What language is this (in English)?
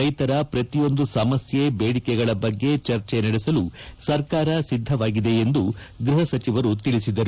Kannada